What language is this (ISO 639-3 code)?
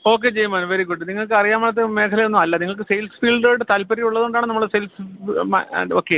mal